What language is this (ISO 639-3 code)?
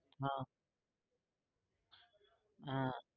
guj